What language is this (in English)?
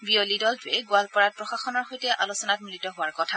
Assamese